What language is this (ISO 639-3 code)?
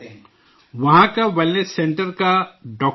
urd